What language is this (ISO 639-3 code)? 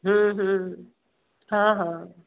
snd